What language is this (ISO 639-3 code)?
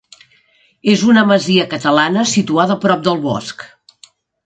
cat